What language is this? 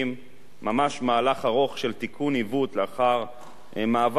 Hebrew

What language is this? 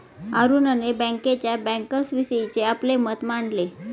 Marathi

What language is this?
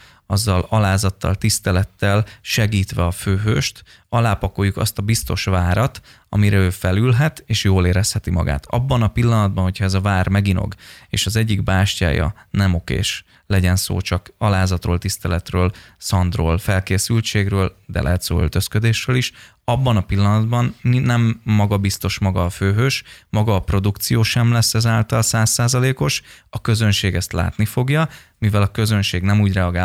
Hungarian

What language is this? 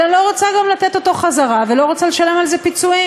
Hebrew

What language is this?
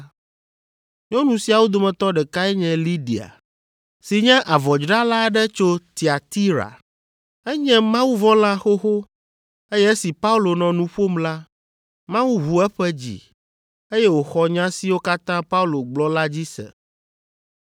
Ewe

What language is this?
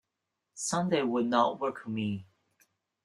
English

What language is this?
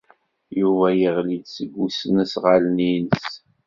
Kabyle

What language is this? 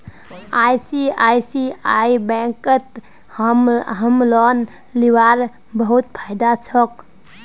Magahi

